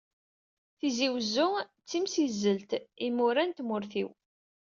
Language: Kabyle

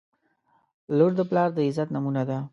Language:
Pashto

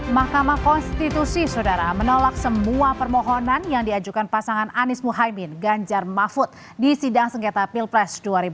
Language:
Indonesian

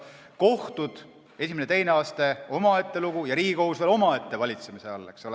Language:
Estonian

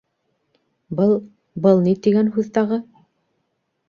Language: Bashkir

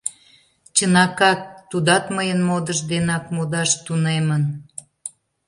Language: Mari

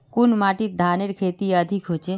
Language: Magahi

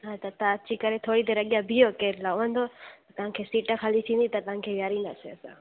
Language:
Sindhi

